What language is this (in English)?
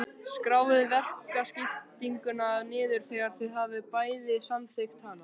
Icelandic